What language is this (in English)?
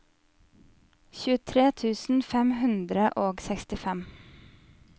Norwegian